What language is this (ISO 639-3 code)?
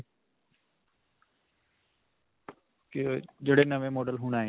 pan